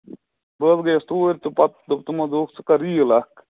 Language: Kashmiri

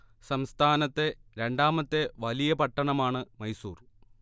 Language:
Malayalam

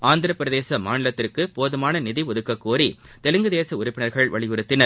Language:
Tamil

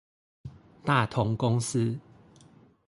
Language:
Chinese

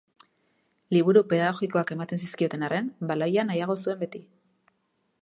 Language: Basque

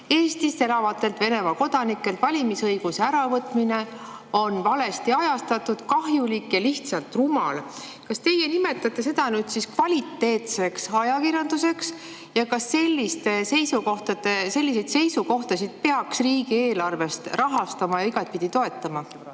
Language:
Estonian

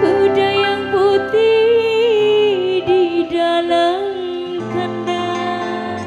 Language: Indonesian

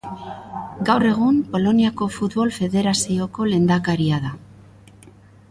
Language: Basque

